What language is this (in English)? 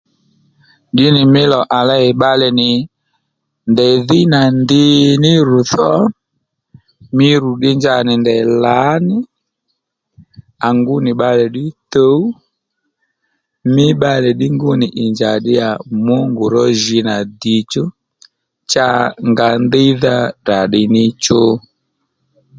Lendu